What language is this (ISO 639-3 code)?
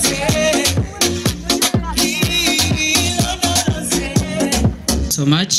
eng